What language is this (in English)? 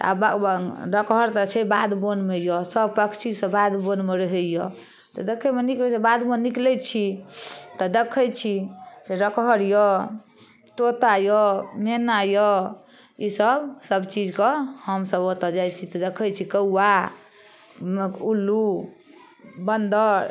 Maithili